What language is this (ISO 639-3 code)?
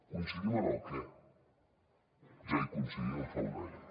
cat